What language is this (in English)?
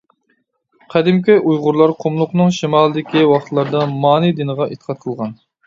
Uyghur